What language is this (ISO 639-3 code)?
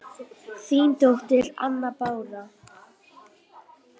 isl